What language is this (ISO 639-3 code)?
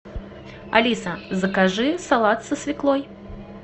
rus